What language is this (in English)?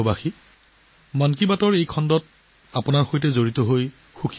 Assamese